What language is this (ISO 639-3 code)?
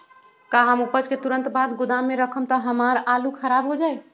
mag